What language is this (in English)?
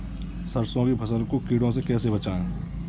Hindi